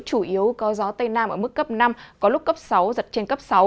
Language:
Vietnamese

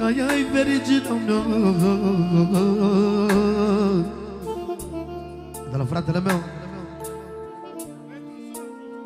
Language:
Romanian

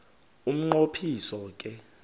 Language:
Xhosa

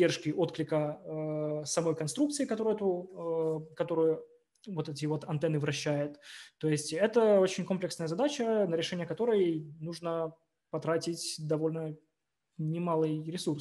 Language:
Russian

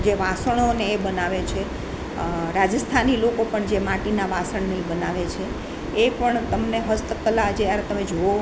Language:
Gujarati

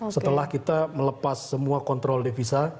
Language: Indonesian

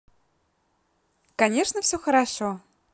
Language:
Russian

